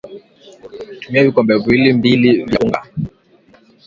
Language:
Swahili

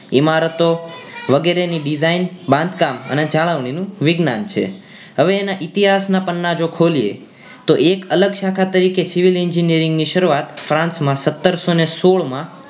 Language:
Gujarati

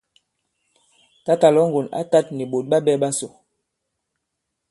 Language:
Bankon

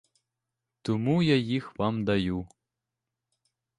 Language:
Ukrainian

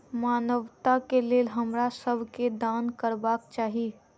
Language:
Maithili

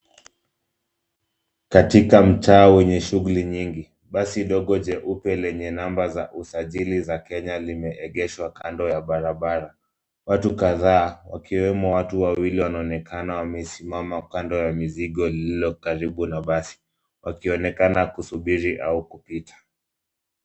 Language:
Swahili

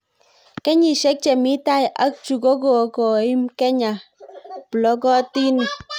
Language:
Kalenjin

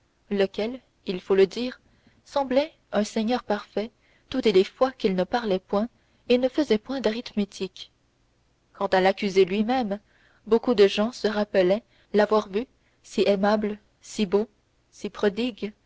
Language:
French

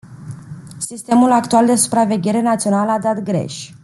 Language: Romanian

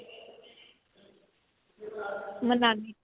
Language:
Punjabi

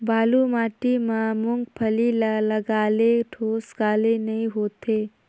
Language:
Chhattisgarhi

